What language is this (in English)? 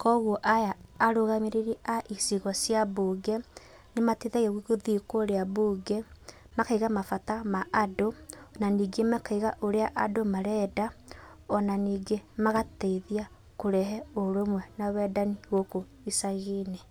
Kikuyu